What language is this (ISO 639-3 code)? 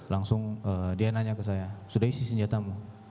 ind